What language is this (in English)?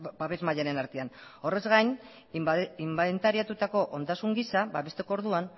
Basque